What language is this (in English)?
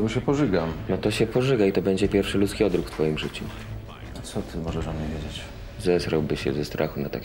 Polish